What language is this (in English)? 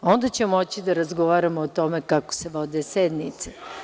Serbian